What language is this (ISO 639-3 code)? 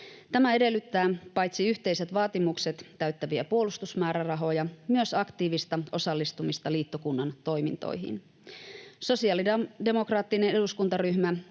fin